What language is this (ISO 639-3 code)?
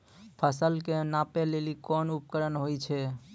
mai